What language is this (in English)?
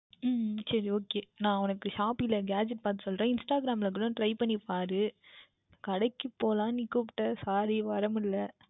Tamil